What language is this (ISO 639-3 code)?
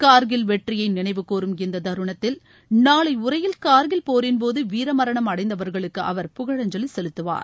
tam